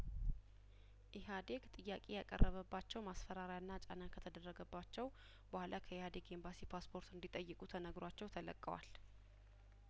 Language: Amharic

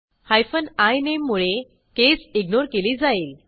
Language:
Marathi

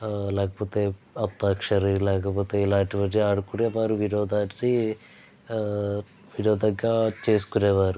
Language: Telugu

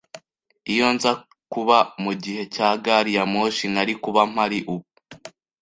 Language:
Kinyarwanda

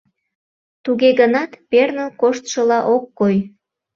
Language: Mari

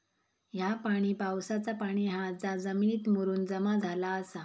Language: Marathi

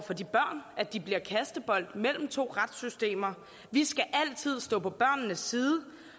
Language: Danish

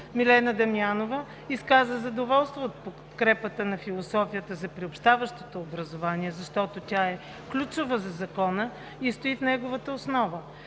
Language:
Bulgarian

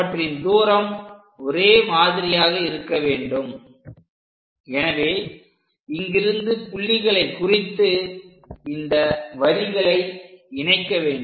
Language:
Tamil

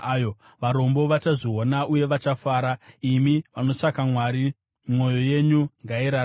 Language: Shona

